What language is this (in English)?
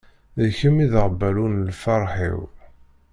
Kabyle